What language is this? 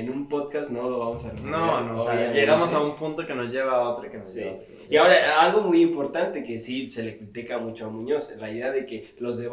Spanish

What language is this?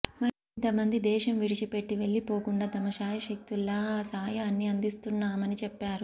Telugu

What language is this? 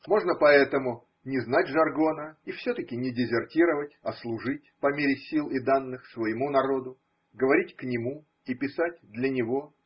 Russian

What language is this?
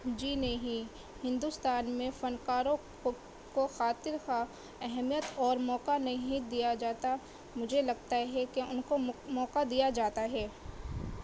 Urdu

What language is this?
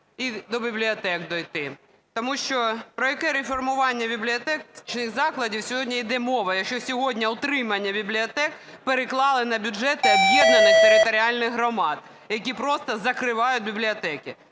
Ukrainian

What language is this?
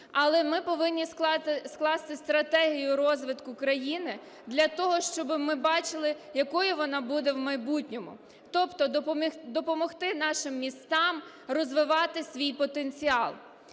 Ukrainian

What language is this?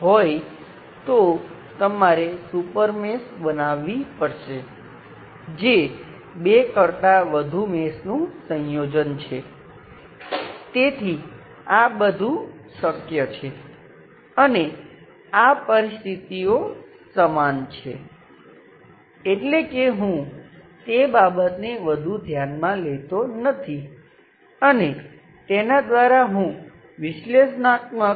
Gujarati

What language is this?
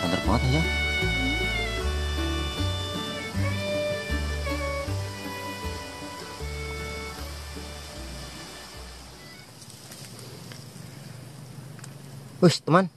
Indonesian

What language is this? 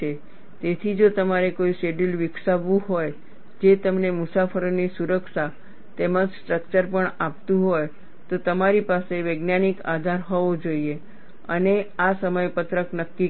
Gujarati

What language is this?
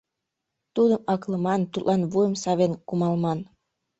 Mari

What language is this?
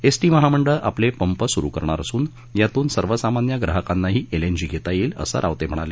Marathi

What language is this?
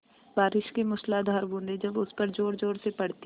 Hindi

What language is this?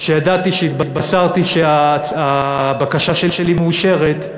Hebrew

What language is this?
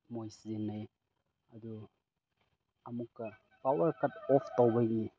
Manipuri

